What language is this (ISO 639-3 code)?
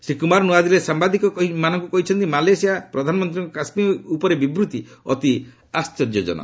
ori